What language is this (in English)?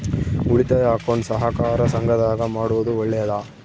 Kannada